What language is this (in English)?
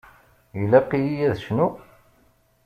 Kabyle